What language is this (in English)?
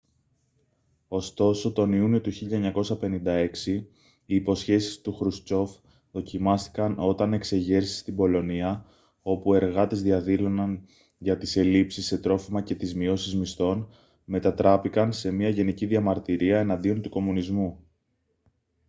Greek